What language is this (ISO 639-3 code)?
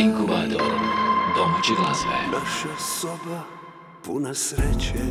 hrv